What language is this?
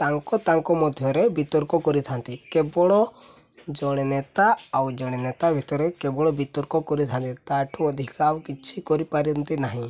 Odia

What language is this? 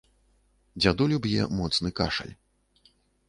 Belarusian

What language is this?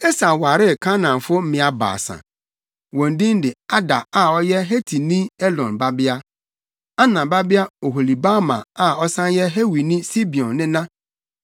Akan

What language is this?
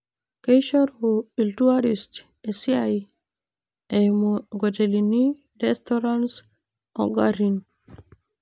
Masai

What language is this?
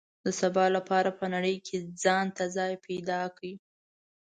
Pashto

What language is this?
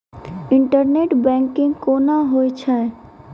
Maithili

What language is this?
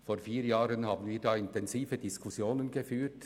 Swiss German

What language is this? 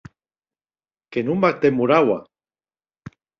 Occitan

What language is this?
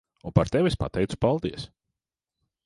Latvian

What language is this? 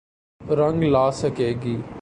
Urdu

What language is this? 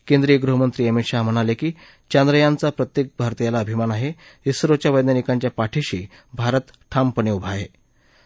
Marathi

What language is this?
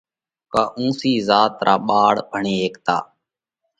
Parkari Koli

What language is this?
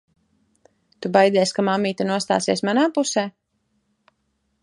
Latvian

